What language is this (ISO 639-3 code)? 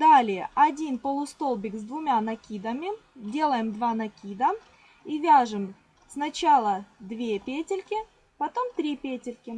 rus